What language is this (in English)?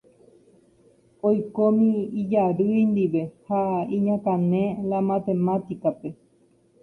Guarani